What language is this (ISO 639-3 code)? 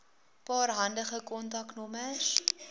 afr